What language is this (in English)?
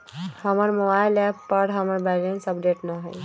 Magahi